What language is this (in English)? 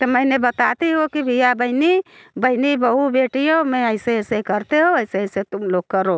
Hindi